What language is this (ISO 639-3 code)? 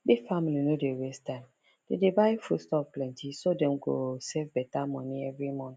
pcm